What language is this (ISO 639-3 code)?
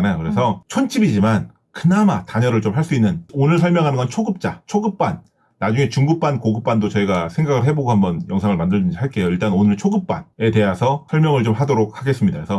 kor